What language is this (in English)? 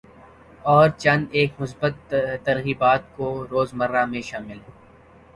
Urdu